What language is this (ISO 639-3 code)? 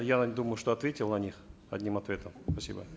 kaz